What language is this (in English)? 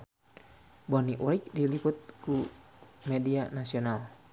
Sundanese